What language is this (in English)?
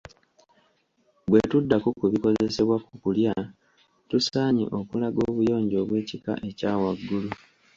Ganda